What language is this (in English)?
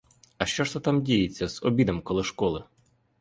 Ukrainian